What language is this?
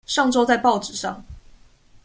Chinese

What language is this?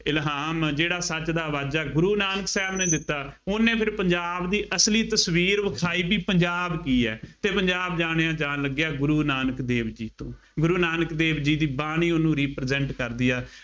Punjabi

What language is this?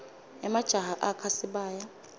Swati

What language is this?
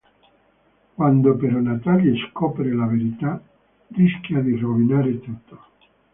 Italian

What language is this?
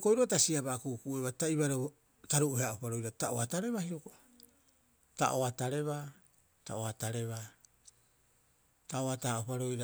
Rapoisi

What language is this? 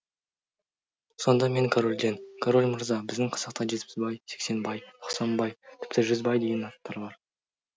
Kazakh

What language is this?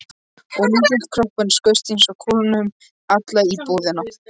Icelandic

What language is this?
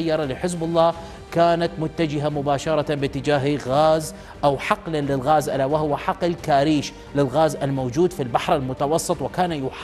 Arabic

